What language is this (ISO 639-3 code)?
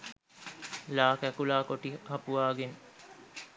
sin